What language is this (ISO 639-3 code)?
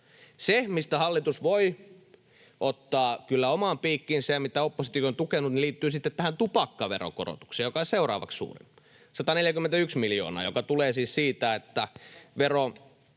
fin